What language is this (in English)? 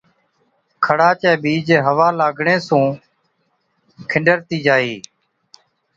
Od